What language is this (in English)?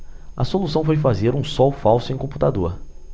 Portuguese